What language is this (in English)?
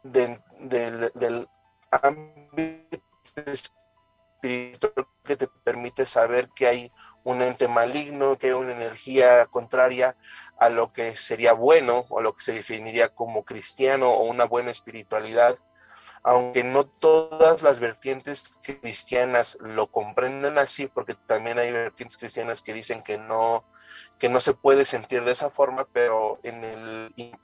Spanish